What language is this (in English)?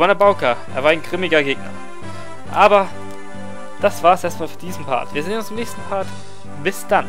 German